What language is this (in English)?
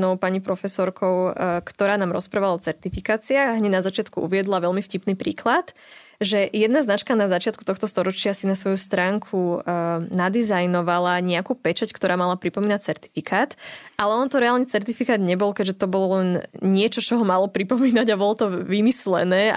Slovak